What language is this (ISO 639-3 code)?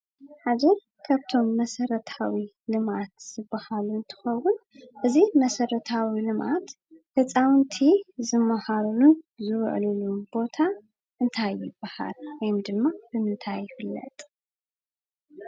tir